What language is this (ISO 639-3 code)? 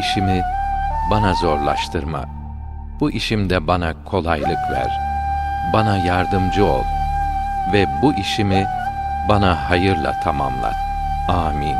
tur